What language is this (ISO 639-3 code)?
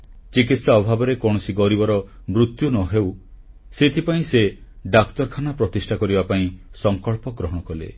ori